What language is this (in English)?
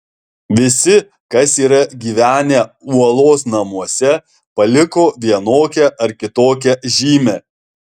Lithuanian